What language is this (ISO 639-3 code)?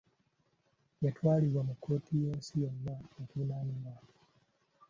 lug